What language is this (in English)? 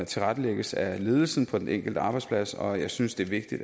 Danish